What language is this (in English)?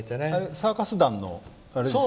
Japanese